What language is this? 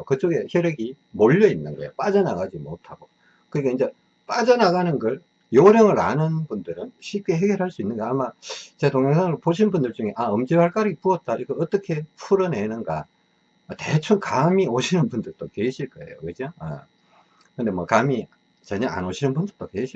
Korean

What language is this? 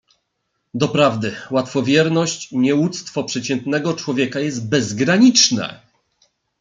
Polish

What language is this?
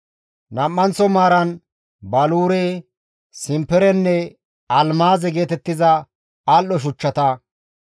Gamo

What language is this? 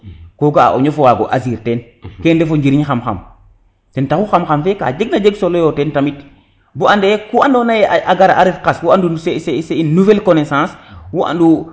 Serer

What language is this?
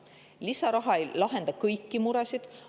Estonian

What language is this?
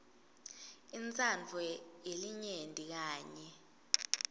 Swati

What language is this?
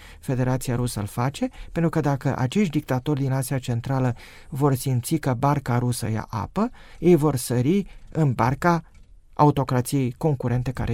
Romanian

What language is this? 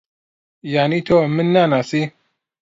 Central Kurdish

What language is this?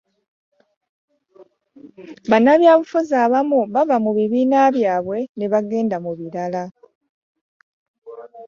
Ganda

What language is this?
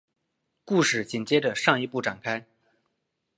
Chinese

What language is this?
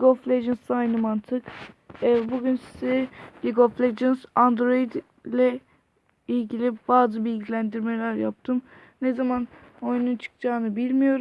Turkish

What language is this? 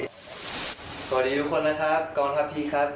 Thai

